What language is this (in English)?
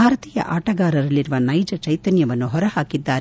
Kannada